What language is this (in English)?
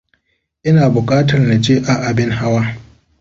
Hausa